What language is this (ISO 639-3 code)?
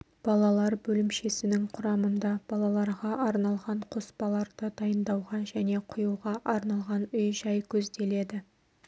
kaz